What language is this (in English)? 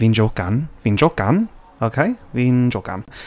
Welsh